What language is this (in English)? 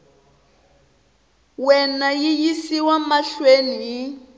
Tsonga